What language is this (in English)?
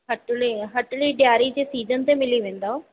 Sindhi